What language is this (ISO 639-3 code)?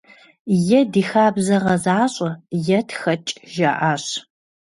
kbd